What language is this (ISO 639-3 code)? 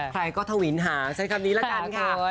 tha